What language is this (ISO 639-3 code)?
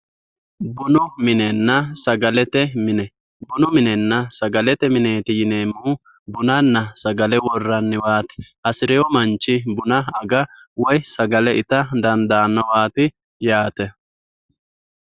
sid